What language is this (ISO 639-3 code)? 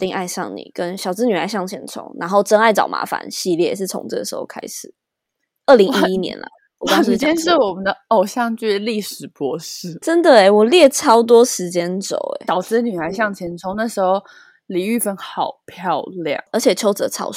zho